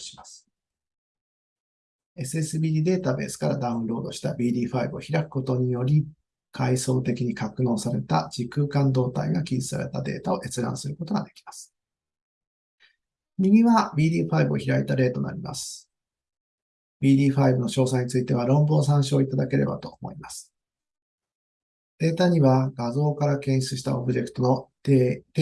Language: Japanese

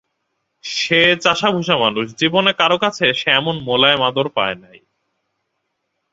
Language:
Bangla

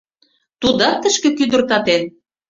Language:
Mari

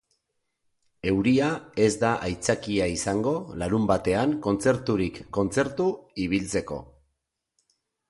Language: Basque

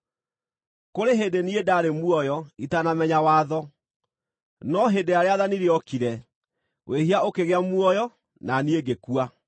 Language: Kikuyu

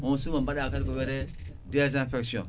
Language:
Fula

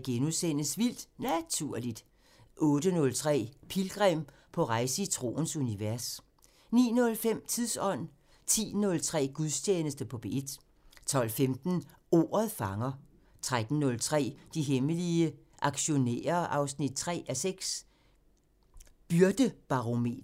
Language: Danish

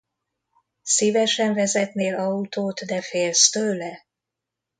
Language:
Hungarian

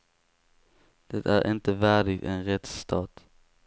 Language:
Swedish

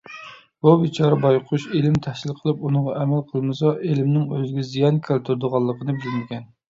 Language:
Uyghur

